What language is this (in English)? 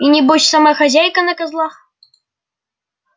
Russian